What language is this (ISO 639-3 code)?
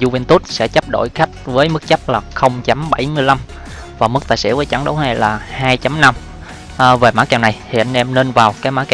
vie